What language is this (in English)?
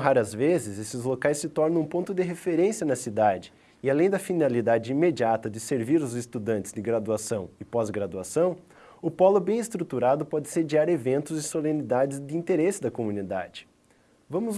Portuguese